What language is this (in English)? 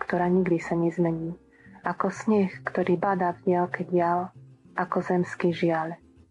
Slovak